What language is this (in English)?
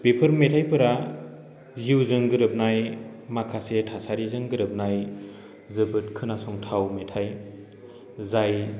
Bodo